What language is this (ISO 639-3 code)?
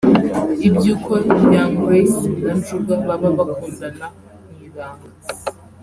kin